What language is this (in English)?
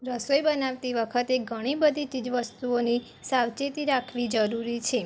Gujarati